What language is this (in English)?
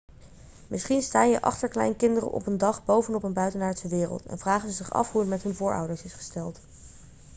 Dutch